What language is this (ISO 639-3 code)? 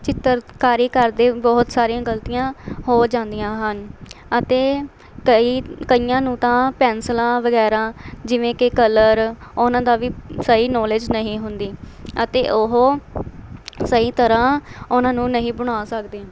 pan